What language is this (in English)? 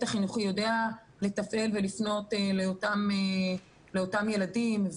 Hebrew